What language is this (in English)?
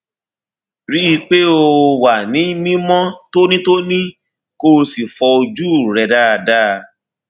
Yoruba